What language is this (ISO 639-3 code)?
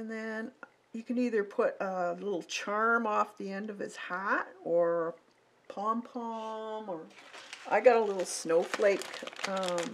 eng